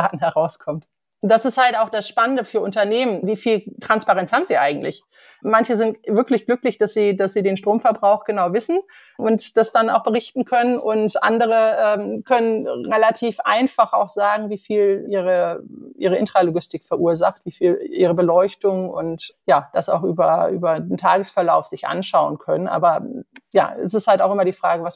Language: German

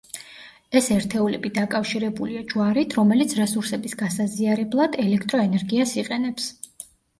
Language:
Georgian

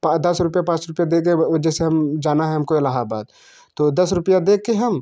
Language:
Hindi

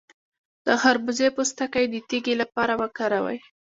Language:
Pashto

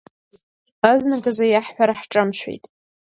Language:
Abkhazian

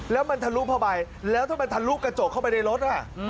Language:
Thai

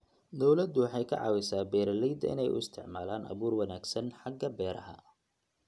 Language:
Somali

